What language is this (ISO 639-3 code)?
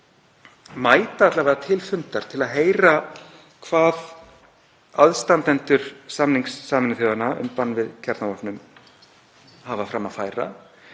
isl